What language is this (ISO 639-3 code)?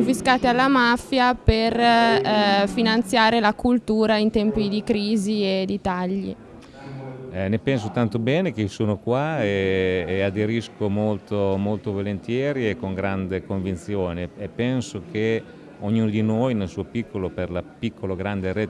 ita